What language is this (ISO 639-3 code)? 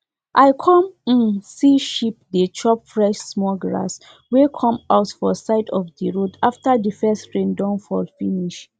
pcm